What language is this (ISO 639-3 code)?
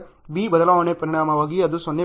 kan